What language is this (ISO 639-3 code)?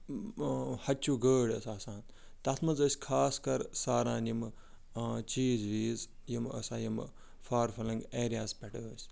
kas